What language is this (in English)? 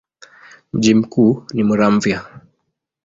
Swahili